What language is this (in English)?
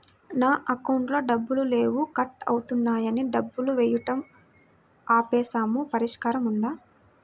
Telugu